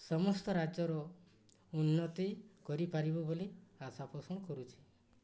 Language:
Odia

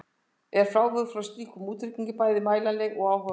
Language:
Icelandic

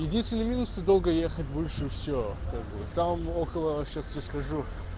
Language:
Russian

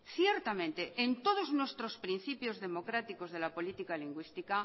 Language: Spanish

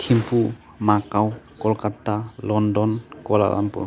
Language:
Bodo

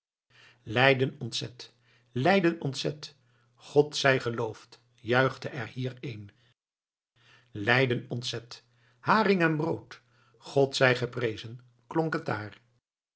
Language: Dutch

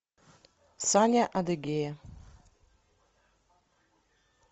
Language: Russian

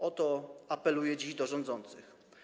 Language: Polish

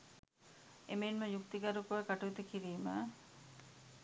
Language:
Sinhala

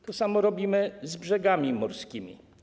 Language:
Polish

